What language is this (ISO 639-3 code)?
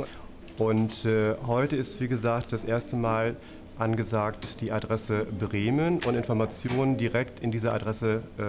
deu